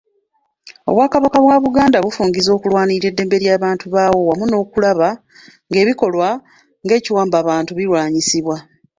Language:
Ganda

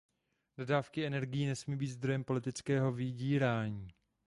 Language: Czech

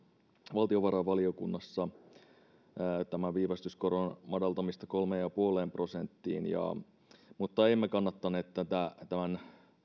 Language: Finnish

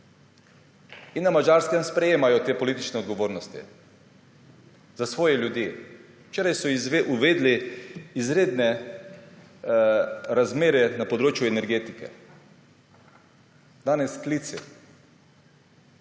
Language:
Slovenian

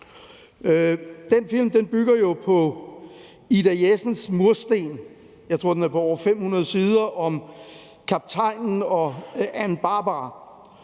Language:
Danish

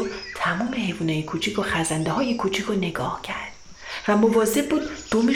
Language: Persian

